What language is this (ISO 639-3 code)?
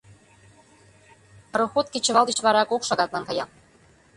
chm